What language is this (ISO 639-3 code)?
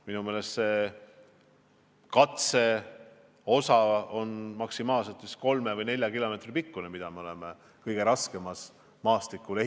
est